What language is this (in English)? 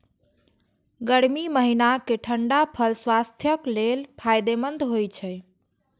Maithili